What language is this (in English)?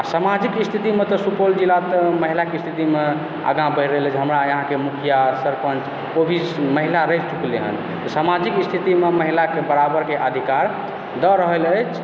Maithili